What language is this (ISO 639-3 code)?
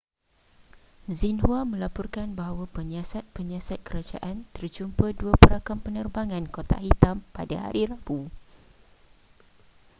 msa